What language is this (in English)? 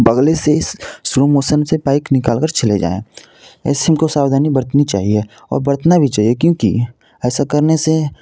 Hindi